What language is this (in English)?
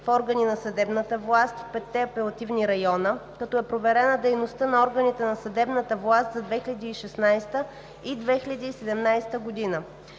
Bulgarian